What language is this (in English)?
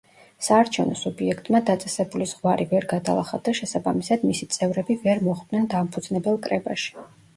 Georgian